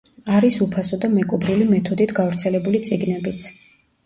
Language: Georgian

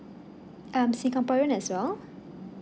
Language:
English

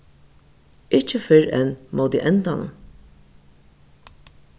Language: Faroese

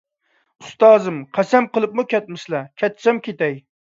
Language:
Uyghur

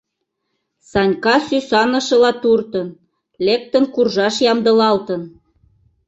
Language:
Mari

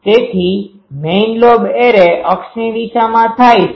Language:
Gujarati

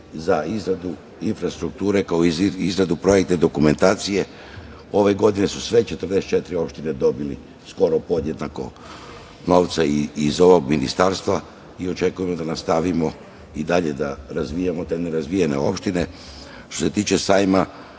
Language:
Serbian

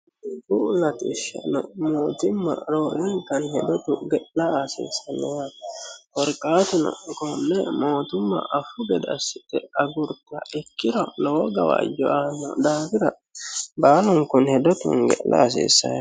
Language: Sidamo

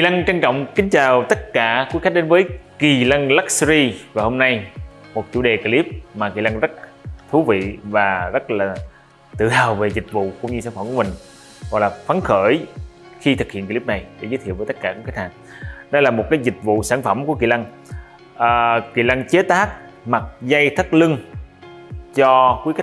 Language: Vietnamese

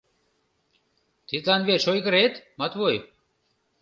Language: Mari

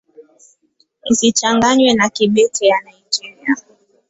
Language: Swahili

